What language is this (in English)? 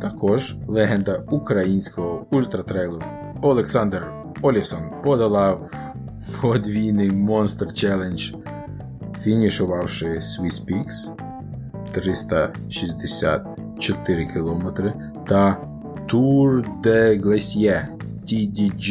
Ukrainian